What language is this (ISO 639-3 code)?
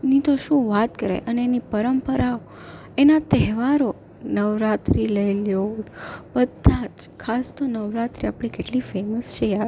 guj